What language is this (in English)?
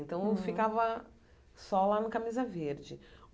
Portuguese